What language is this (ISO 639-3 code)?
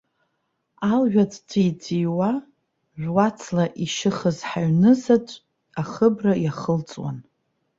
abk